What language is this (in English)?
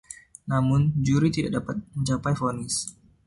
Indonesian